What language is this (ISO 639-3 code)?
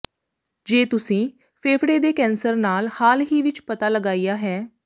pan